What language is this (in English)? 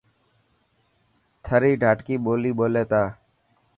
Dhatki